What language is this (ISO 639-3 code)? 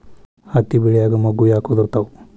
kan